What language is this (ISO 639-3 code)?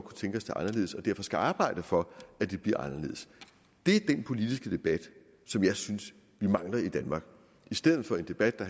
dan